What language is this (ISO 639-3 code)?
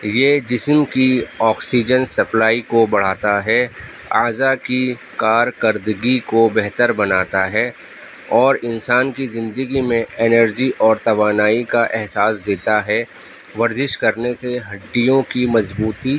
urd